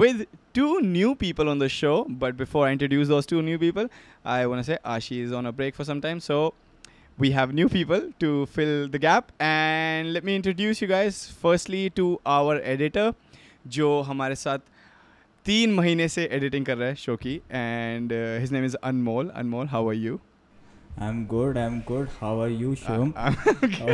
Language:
Hindi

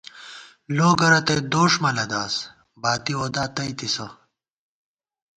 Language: Gawar-Bati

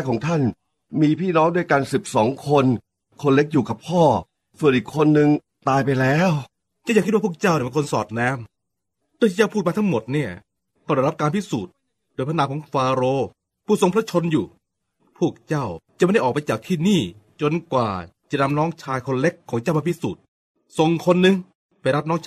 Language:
Thai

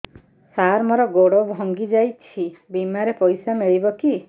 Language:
Odia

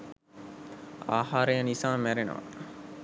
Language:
Sinhala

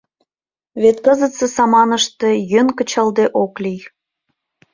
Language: Mari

